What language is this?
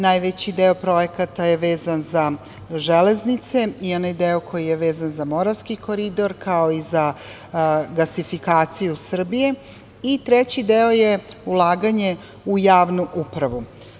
Serbian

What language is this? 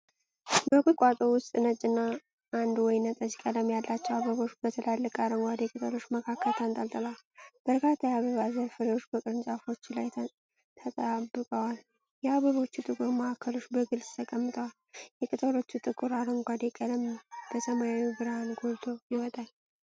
Amharic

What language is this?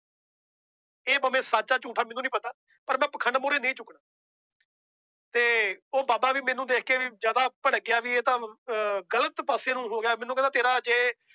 Punjabi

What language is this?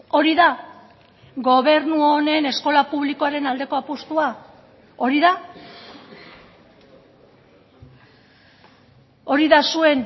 Basque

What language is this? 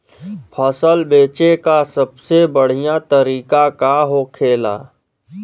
Bhojpuri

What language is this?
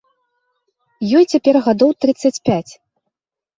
Belarusian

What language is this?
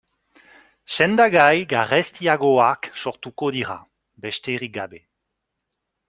Basque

